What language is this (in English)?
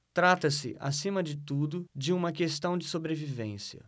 Portuguese